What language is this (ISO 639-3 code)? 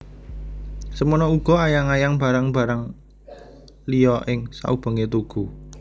jav